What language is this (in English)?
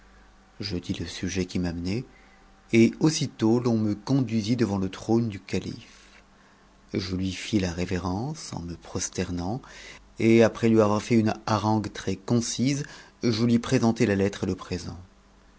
French